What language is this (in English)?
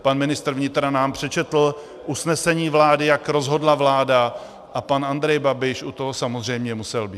Czech